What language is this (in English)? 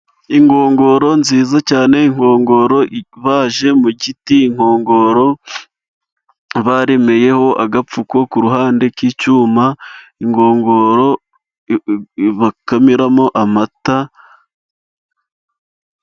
Kinyarwanda